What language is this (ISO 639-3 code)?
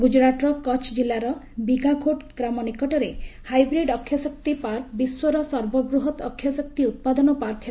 ori